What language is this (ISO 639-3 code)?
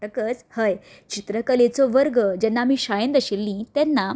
kok